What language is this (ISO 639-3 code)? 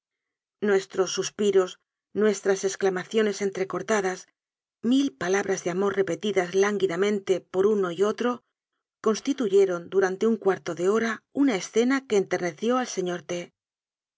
spa